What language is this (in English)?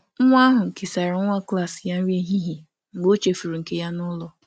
Igbo